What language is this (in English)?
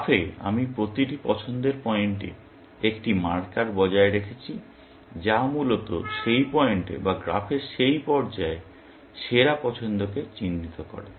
Bangla